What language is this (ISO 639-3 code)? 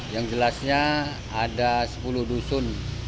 ind